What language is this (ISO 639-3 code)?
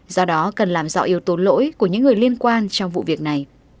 vie